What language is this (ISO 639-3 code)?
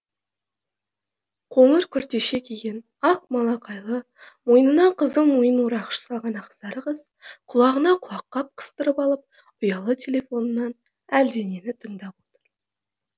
kaz